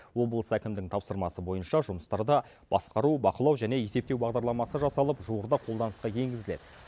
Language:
Kazakh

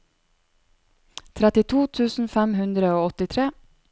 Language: Norwegian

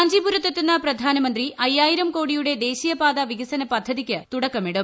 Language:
Malayalam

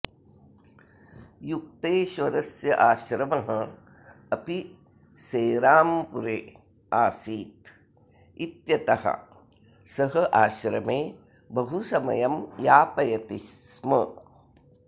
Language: Sanskrit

